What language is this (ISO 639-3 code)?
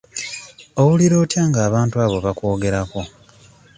lug